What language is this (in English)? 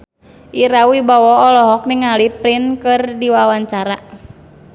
Sundanese